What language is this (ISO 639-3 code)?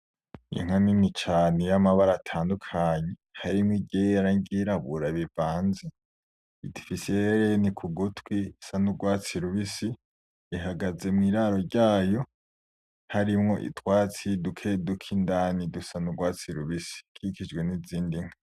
run